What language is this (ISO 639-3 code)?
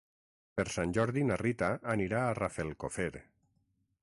cat